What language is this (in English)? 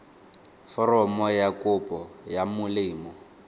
Tswana